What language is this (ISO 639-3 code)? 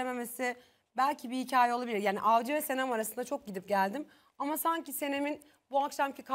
tur